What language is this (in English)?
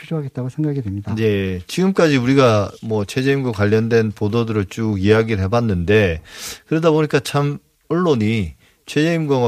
Korean